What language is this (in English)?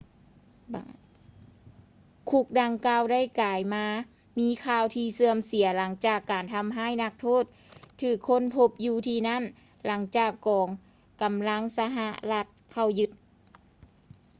Lao